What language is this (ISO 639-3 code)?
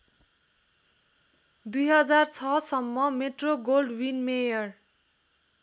nep